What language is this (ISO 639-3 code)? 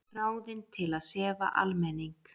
isl